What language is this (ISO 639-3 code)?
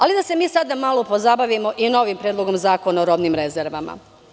srp